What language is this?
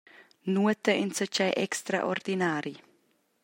Romansh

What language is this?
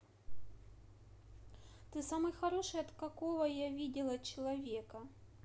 Russian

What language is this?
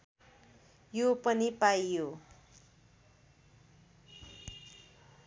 Nepali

